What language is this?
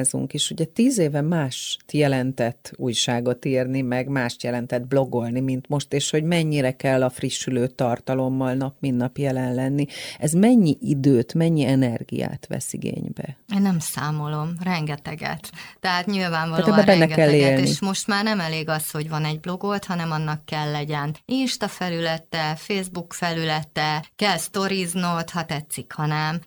Hungarian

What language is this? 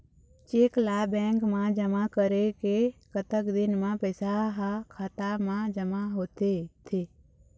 Chhattisgarhi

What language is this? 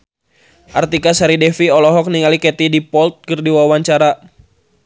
Sundanese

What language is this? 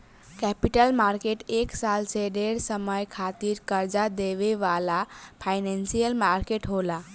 Bhojpuri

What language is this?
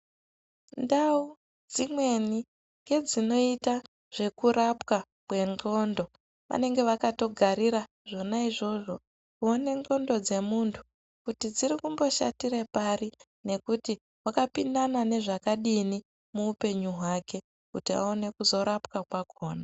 Ndau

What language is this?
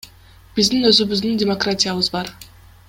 Kyrgyz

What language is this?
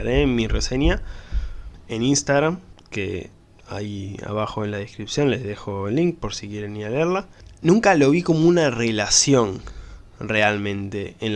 Spanish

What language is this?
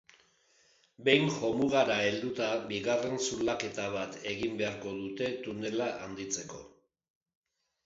Basque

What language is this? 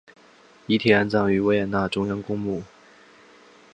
Chinese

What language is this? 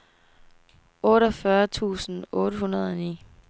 Danish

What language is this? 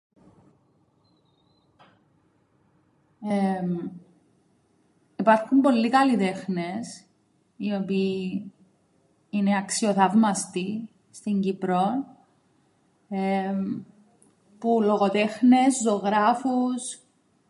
Greek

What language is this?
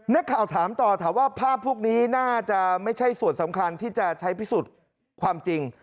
Thai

